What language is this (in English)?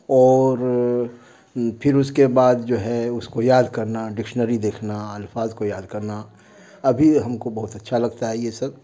Urdu